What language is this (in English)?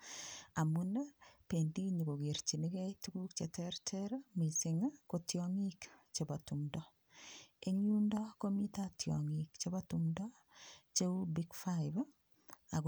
Kalenjin